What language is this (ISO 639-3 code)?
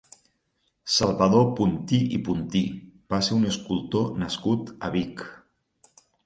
cat